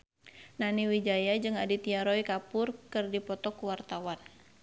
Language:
Sundanese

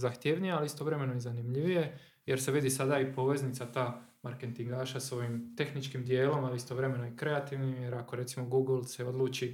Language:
Croatian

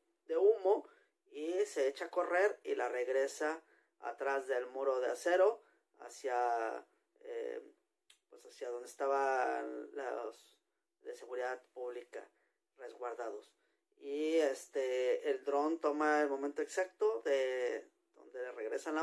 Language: Spanish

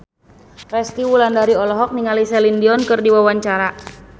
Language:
Sundanese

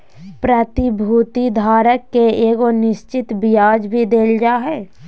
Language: Magahi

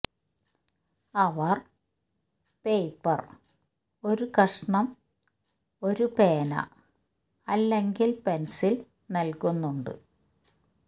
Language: Malayalam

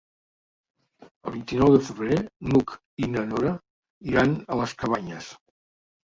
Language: Catalan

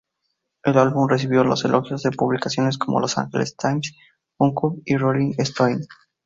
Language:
Spanish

